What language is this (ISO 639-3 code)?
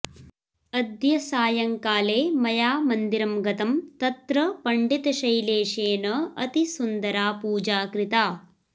san